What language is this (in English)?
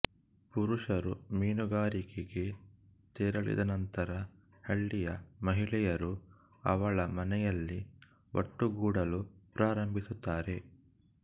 Kannada